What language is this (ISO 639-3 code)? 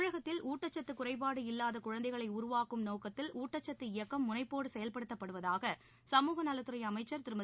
tam